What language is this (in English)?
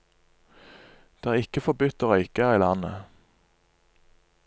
Norwegian